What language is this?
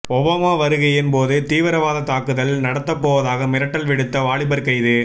Tamil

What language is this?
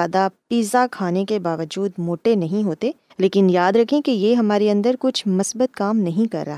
Urdu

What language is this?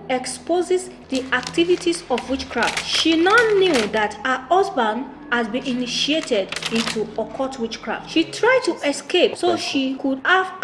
English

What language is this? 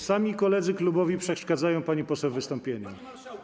Polish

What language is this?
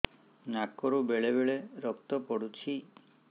Odia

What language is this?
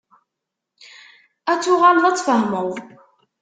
Kabyle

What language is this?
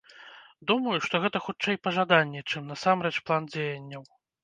Belarusian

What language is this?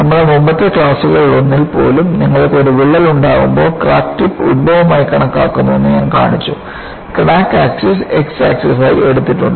Malayalam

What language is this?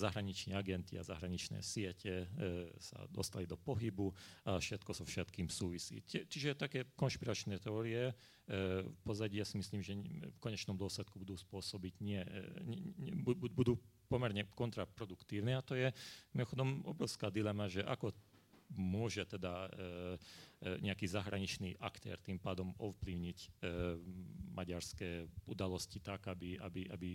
Slovak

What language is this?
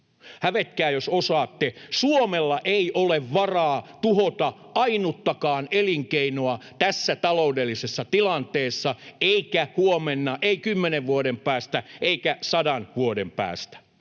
Finnish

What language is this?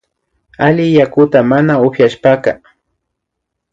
Imbabura Highland Quichua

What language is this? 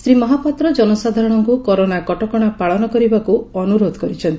Odia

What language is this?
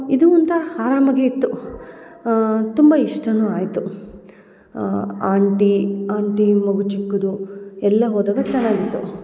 Kannada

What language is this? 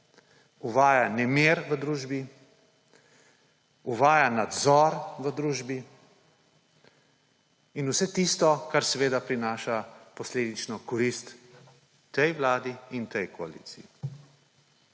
Slovenian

